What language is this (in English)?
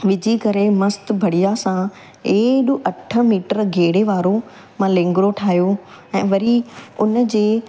Sindhi